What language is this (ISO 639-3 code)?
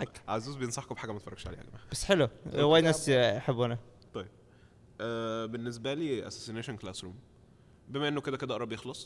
ara